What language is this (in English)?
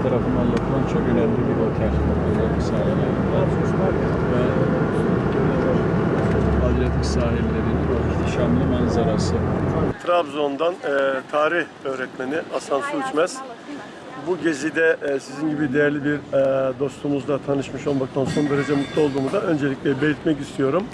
Turkish